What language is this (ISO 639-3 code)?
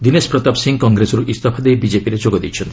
ori